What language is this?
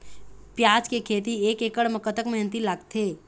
Chhattisgarhi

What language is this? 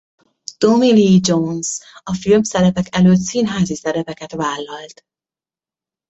Hungarian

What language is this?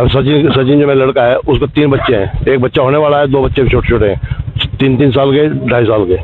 Hindi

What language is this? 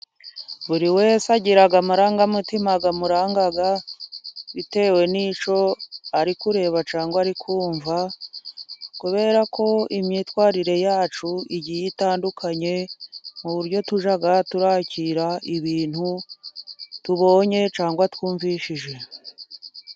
Kinyarwanda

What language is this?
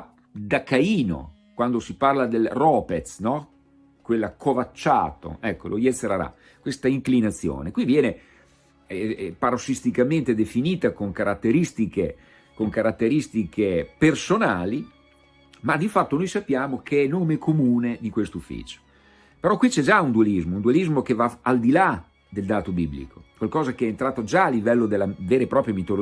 Italian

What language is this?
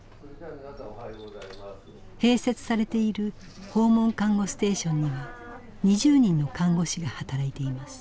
Japanese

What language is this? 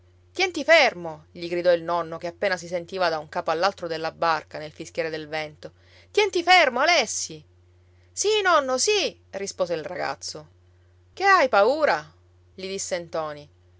Italian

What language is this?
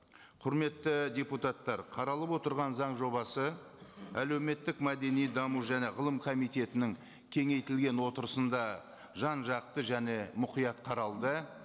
Kazakh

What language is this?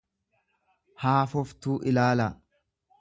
Oromo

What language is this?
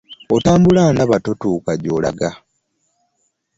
Ganda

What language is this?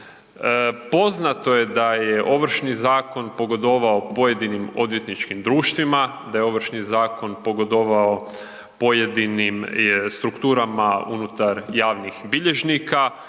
Croatian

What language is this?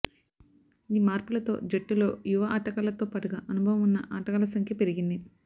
Telugu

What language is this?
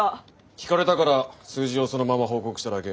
Japanese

